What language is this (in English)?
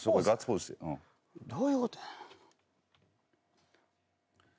Japanese